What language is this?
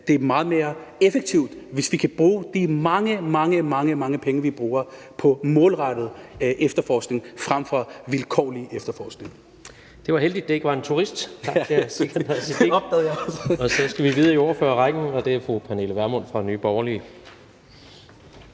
Danish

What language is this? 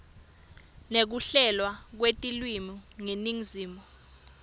Swati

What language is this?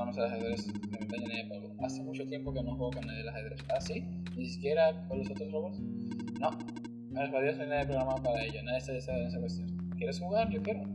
Spanish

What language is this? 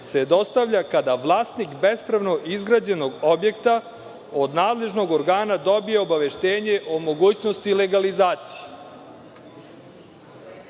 Serbian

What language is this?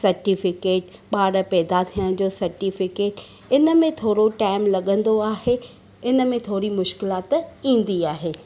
Sindhi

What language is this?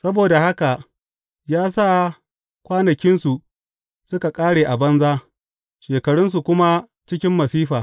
Hausa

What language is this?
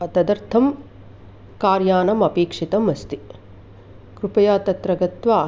Sanskrit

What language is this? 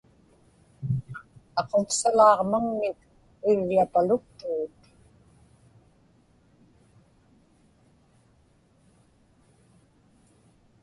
Inupiaq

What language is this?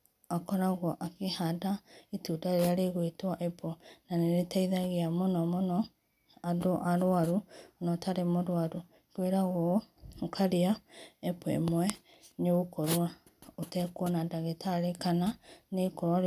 Kikuyu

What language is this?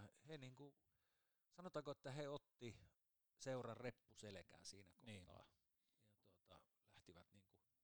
Finnish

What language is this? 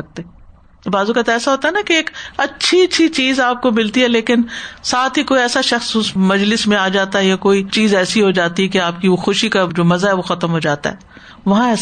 Urdu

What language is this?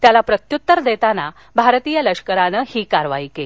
Marathi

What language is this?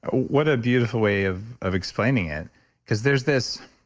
English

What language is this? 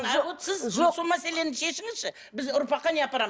Kazakh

